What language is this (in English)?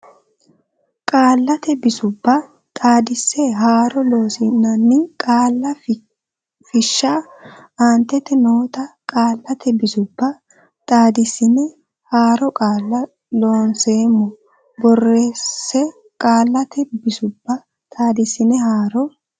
Sidamo